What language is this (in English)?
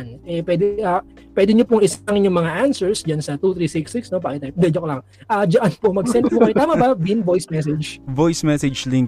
Filipino